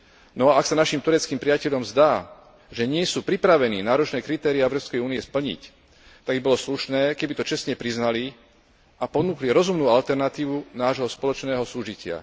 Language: Slovak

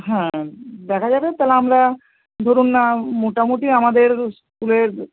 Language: Bangla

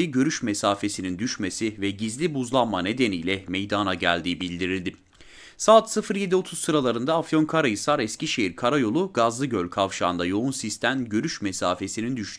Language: Turkish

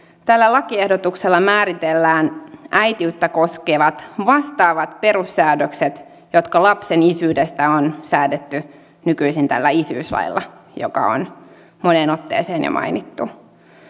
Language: Finnish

